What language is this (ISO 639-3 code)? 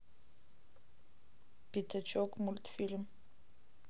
rus